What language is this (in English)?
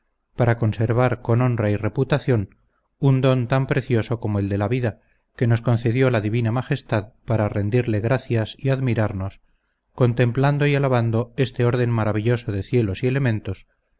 Spanish